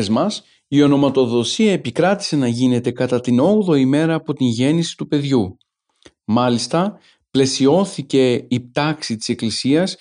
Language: Greek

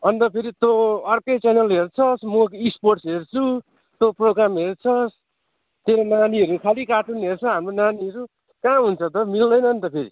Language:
Nepali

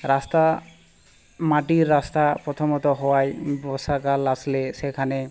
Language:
Bangla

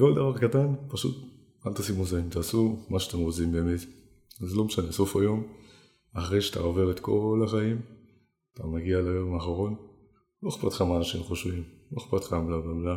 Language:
Hebrew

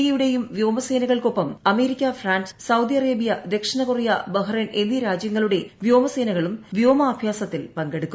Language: Malayalam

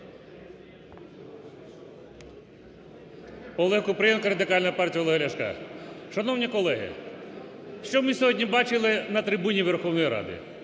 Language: Ukrainian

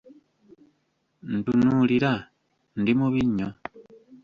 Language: Ganda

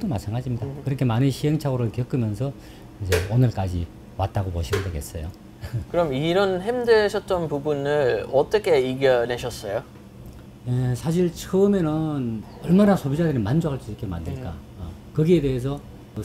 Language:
Korean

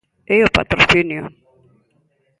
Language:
Galician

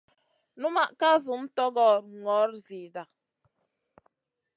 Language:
Masana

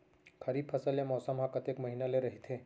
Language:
Chhattisgarhi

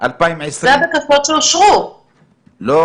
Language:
Hebrew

